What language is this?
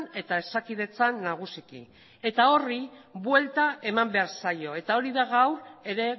Basque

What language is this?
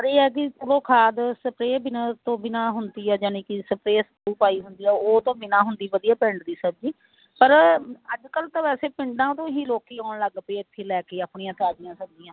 Punjabi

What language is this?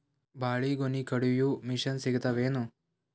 Kannada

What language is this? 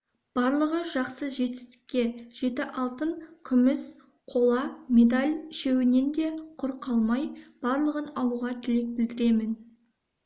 Kazakh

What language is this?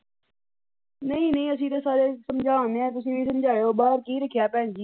Punjabi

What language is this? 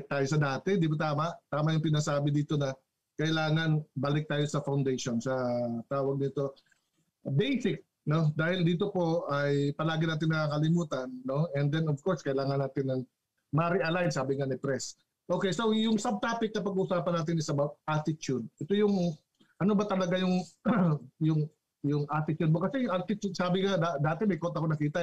Filipino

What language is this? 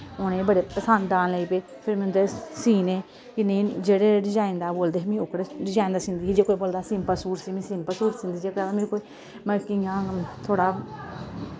Dogri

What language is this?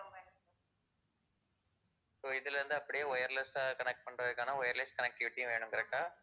Tamil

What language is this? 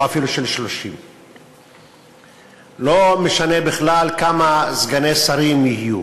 Hebrew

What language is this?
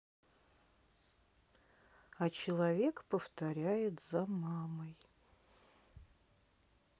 Russian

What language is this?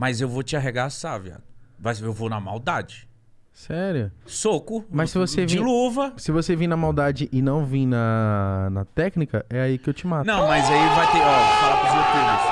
Portuguese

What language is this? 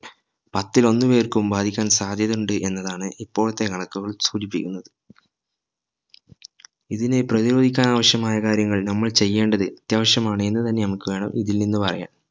Malayalam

